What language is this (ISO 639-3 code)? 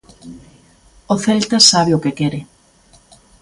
glg